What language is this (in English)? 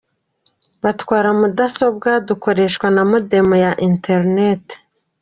Kinyarwanda